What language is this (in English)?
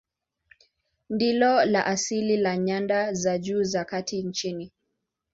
Swahili